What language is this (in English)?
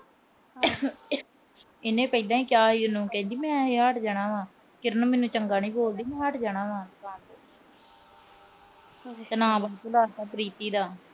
Punjabi